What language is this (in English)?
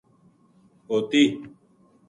Gujari